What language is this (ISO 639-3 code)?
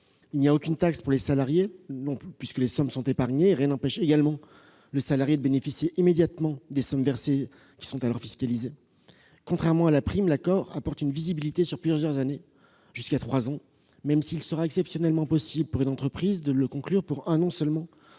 fra